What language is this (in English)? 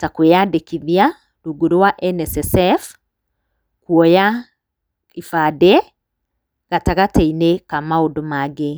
Kikuyu